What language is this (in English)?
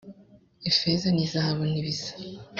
Kinyarwanda